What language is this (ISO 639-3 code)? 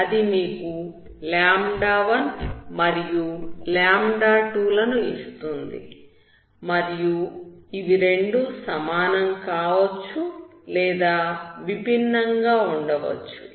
tel